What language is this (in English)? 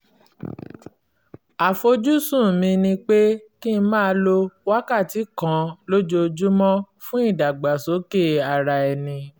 Yoruba